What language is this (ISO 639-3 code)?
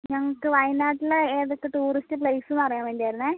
mal